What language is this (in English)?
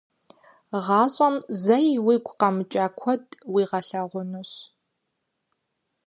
Kabardian